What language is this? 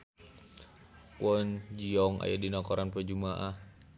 Sundanese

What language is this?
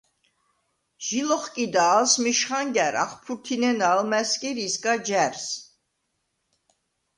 Svan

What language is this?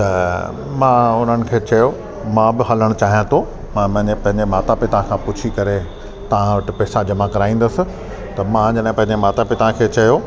Sindhi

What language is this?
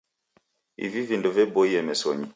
Taita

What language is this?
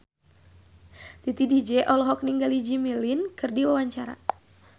Sundanese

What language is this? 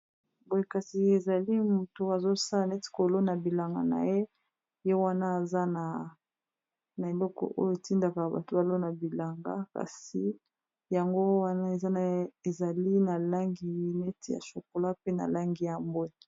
Lingala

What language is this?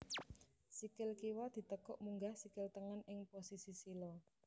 Javanese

